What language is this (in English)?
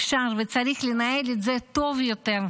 Hebrew